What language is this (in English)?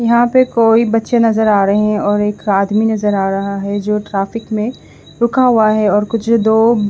Hindi